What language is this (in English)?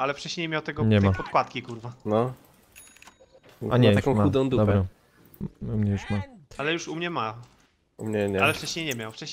Polish